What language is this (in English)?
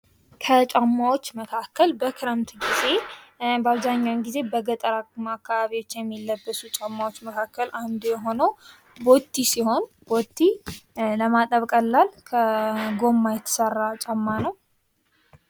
Amharic